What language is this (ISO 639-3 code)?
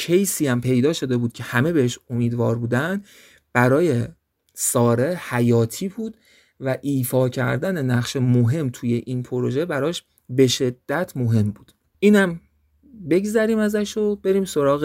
fas